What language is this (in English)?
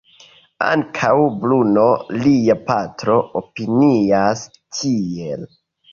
Esperanto